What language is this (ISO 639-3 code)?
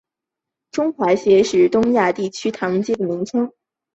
zho